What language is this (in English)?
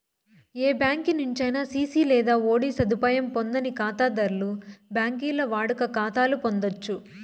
Telugu